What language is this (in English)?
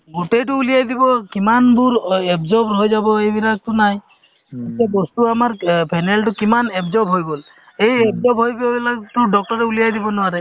Assamese